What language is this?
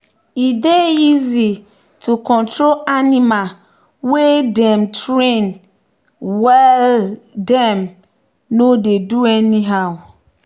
Nigerian Pidgin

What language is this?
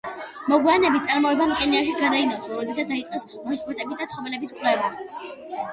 Georgian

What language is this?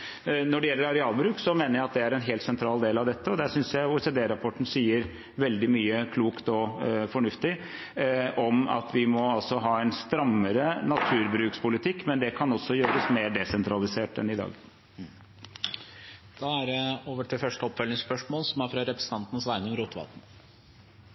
Norwegian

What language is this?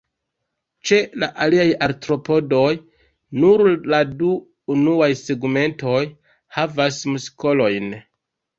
Esperanto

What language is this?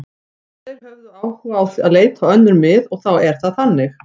Icelandic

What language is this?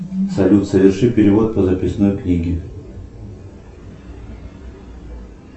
Russian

